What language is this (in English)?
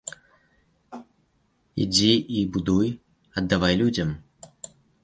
Belarusian